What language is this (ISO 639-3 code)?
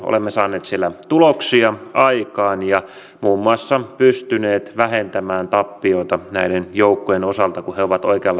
fin